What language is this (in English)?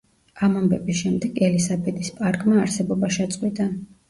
Georgian